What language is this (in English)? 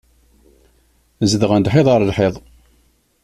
Kabyle